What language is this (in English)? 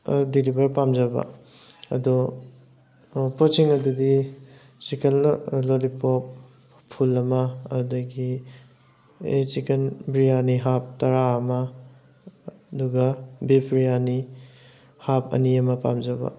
Manipuri